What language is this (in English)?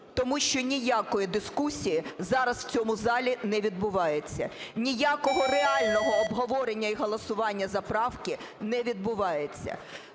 Ukrainian